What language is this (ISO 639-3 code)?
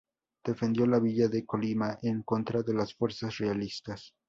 spa